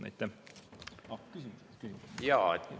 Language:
Estonian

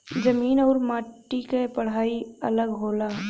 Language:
Bhojpuri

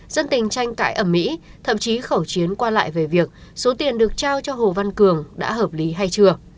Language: Vietnamese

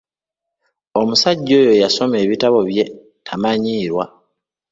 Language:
Ganda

